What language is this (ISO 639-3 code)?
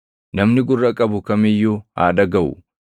orm